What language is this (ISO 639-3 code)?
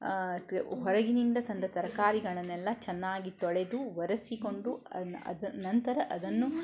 kan